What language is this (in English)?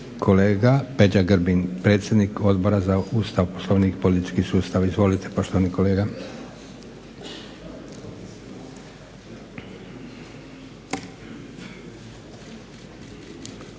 Croatian